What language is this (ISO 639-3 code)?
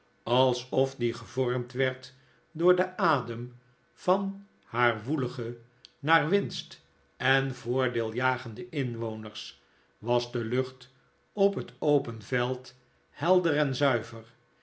nld